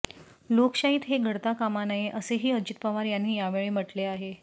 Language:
Marathi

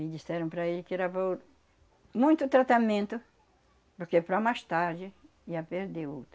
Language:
Portuguese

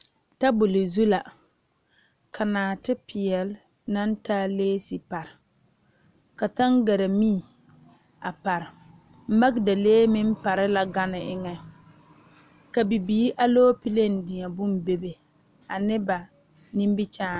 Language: Southern Dagaare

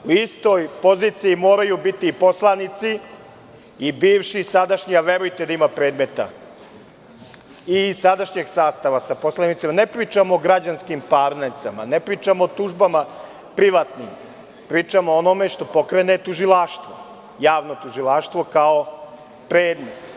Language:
Serbian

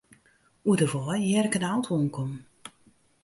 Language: Western Frisian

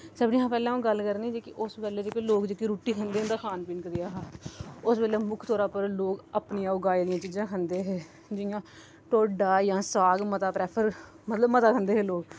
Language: Dogri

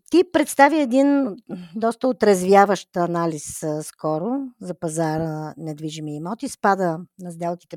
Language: Bulgarian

